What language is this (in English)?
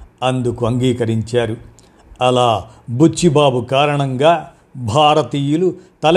Telugu